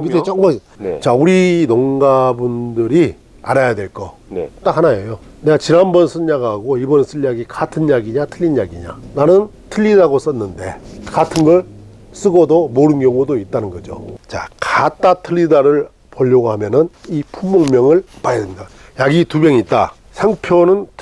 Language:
Korean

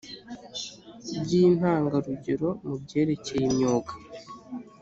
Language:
Kinyarwanda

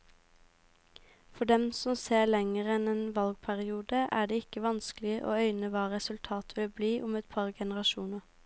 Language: Norwegian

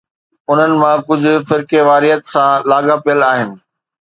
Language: Sindhi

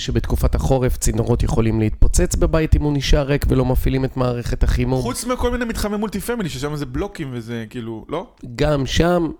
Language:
Hebrew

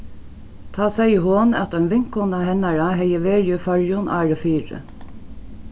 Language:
Faroese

